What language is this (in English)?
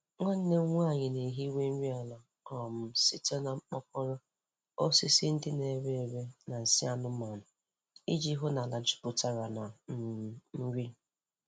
Igbo